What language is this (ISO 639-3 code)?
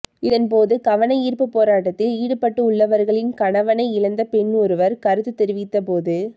tam